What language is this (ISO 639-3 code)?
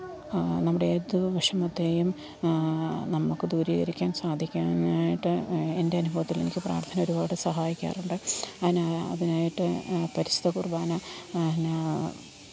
mal